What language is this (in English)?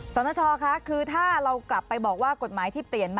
Thai